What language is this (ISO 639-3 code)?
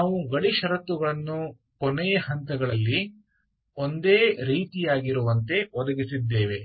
kan